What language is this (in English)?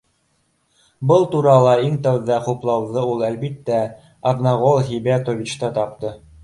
Bashkir